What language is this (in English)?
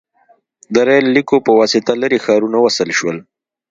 Pashto